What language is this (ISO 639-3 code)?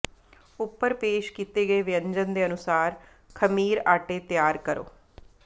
pan